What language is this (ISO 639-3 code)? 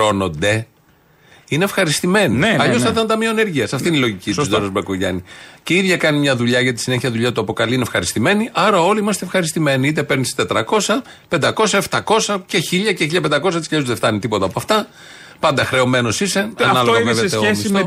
ell